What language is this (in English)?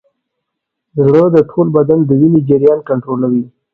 Pashto